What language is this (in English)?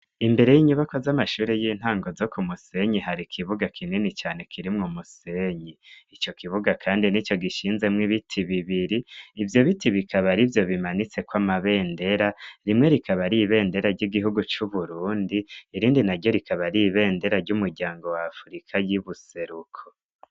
Rundi